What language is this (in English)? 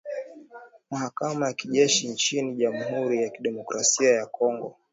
Swahili